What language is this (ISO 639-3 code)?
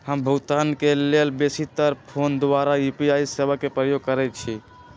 mag